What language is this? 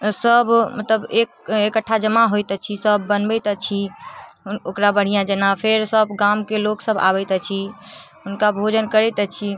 Maithili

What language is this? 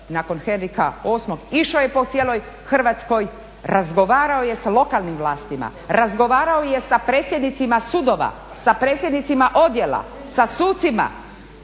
Croatian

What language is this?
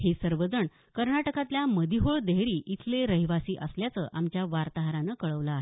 Marathi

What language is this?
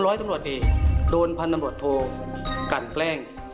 Thai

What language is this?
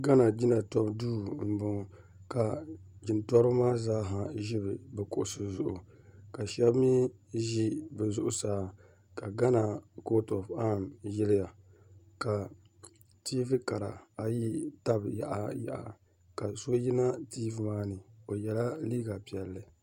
Dagbani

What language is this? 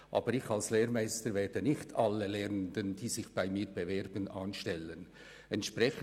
Swiss German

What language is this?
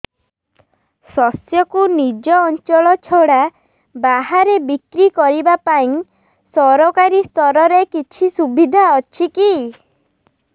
Odia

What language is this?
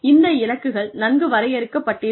Tamil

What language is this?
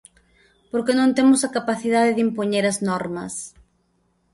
Galician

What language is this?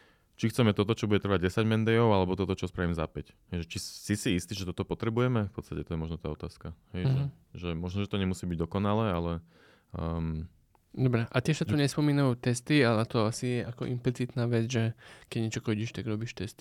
Slovak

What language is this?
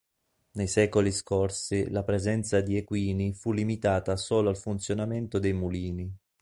Italian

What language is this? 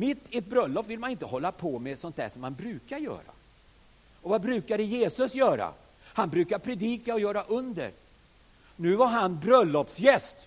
Swedish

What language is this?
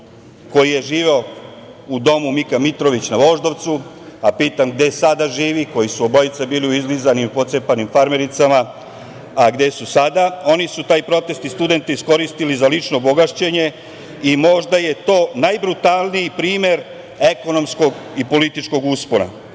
Serbian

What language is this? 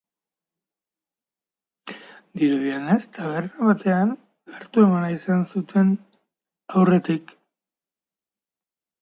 Basque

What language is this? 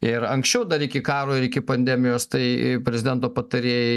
Lithuanian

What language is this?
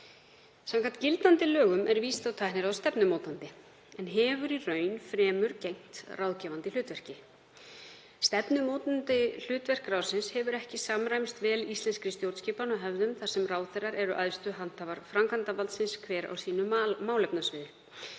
Icelandic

